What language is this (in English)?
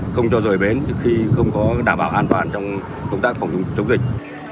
Vietnamese